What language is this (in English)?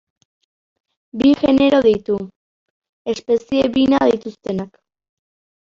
Basque